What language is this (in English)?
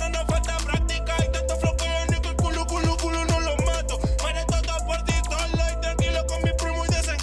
Spanish